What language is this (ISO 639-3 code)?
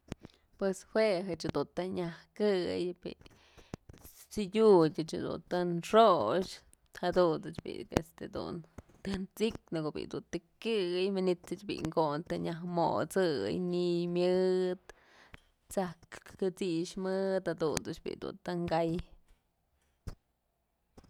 mzl